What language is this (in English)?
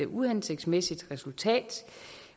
Danish